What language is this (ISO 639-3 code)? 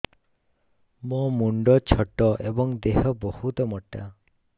ori